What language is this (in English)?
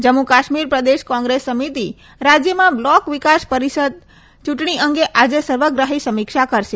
Gujarati